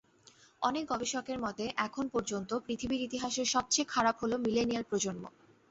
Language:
Bangla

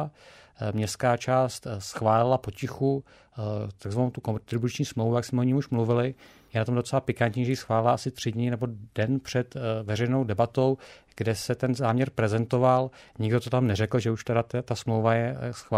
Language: Czech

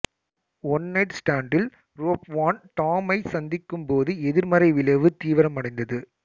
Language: Tamil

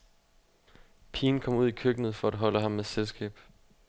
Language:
Danish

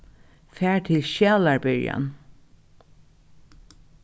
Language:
Faroese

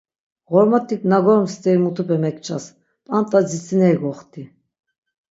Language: Laz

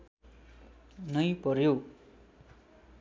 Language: Nepali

